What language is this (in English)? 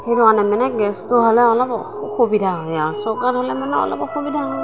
Assamese